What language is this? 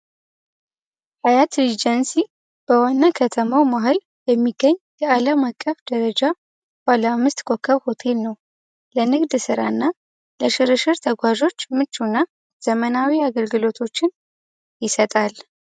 Amharic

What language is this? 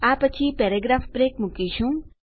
Gujarati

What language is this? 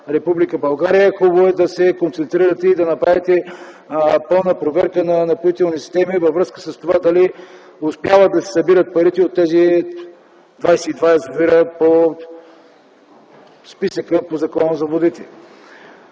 Bulgarian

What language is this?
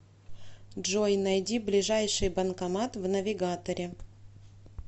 Russian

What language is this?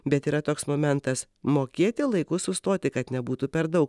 Lithuanian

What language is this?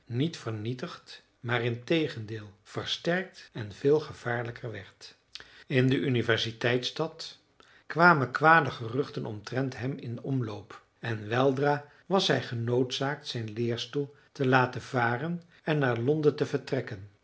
Dutch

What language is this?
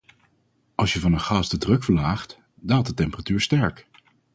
Dutch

